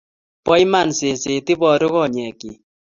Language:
Kalenjin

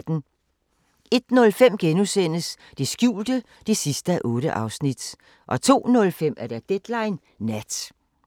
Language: Danish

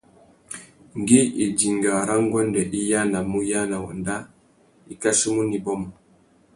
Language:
Tuki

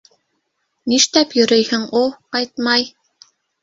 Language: Bashkir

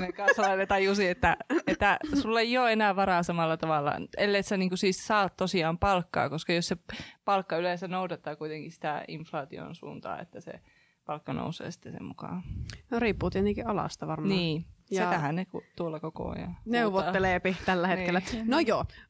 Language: Finnish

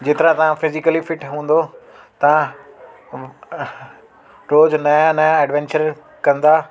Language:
Sindhi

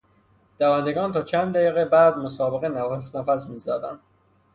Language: Persian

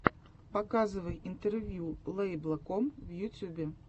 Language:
Russian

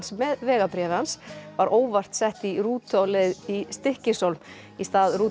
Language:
Icelandic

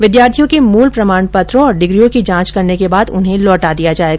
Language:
Hindi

